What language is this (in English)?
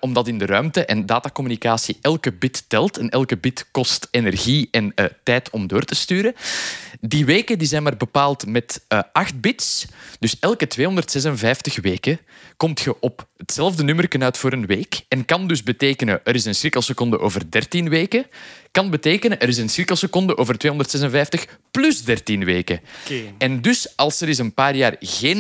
Dutch